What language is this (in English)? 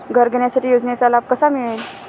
Marathi